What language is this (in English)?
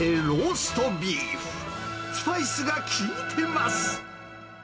Japanese